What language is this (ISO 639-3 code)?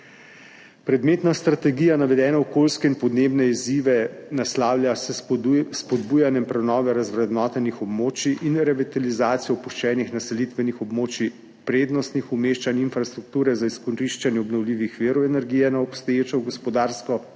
slv